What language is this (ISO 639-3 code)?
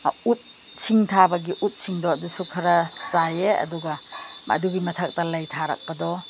mni